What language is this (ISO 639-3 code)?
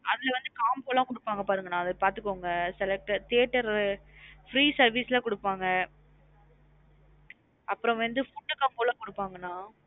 tam